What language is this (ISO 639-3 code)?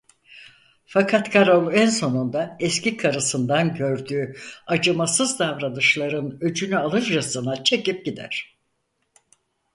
tur